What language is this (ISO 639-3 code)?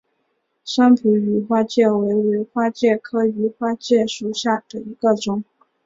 zho